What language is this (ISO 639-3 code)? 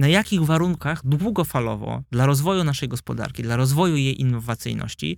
pol